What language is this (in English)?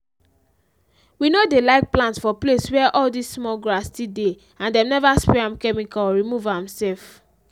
Nigerian Pidgin